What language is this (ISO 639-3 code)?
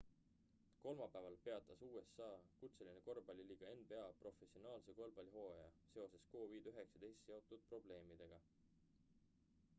est